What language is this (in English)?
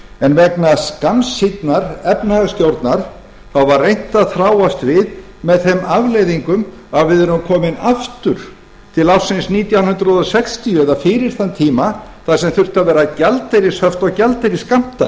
Icelandic